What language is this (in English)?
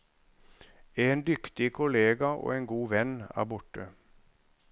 Norwegian